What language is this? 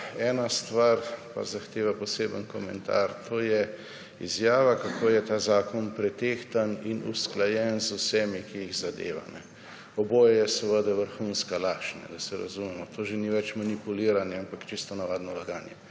Slovenian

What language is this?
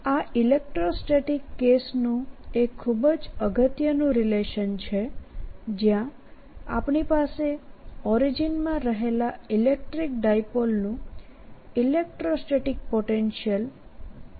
Gujarati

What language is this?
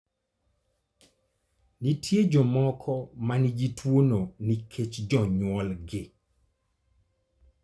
Luo (Kenya and Tanzania)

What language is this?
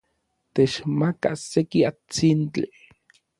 Orizaba Nahuatl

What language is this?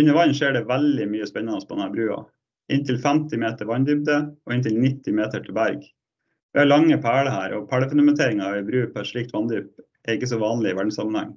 Norwegian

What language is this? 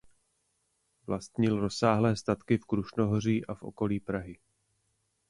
Czech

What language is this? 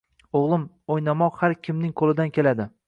Uzbek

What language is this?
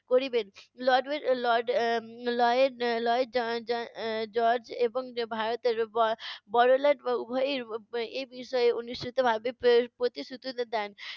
Bangla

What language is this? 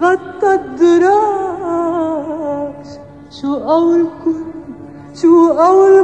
Arabic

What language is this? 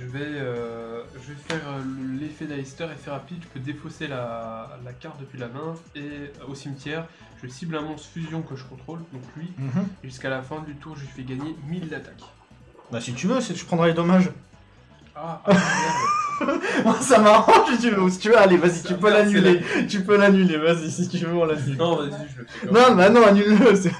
French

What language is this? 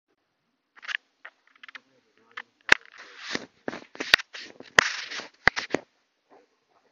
Japanese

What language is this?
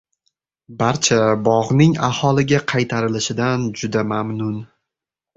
Uzbek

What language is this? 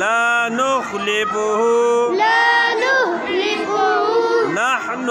Arabic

